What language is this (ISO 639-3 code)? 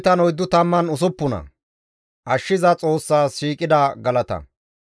gmv